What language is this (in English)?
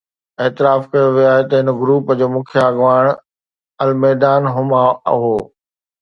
Sindhi